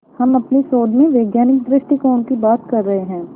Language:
Hindi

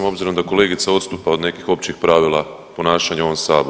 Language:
Croatian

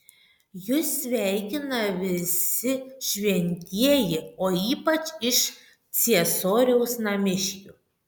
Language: Lithuanian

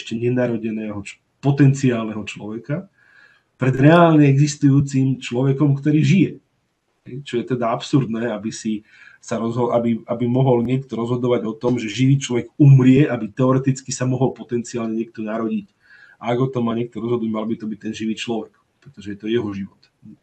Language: Slovak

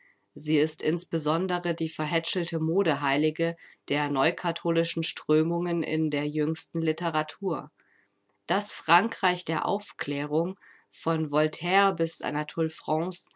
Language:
German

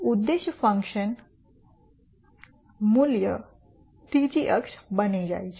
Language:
Gujarati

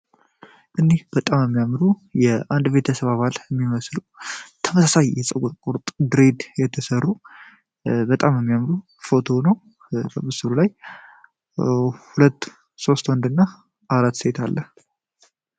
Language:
Amharic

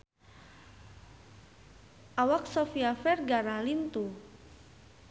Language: Sundanese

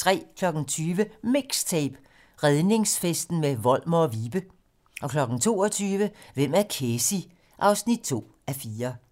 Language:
Danish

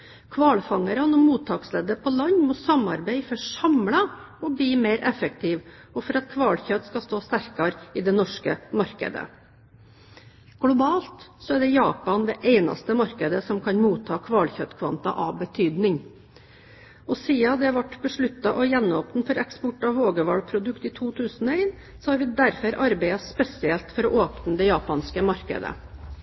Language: Norwegian Bokmål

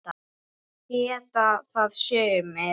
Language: Icelandic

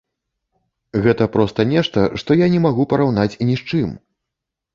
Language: Belarusian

